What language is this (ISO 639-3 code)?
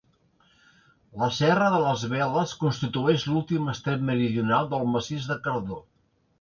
cat